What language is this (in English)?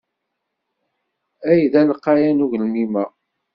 Kabyle